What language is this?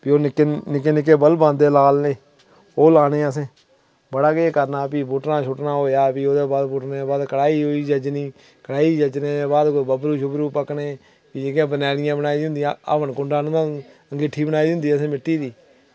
Dogri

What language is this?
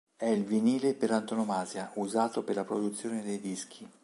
Italian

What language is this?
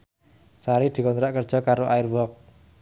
Javanese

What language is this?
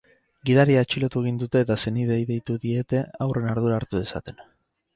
Basque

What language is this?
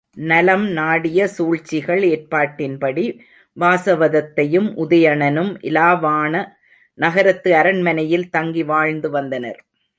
Tamil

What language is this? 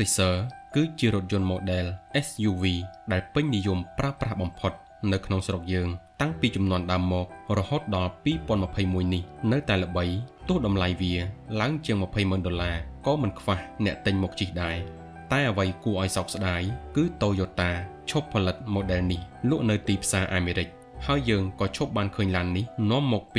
Thai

